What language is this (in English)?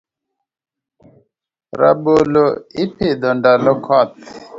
Luo (Kenya and Tanzania)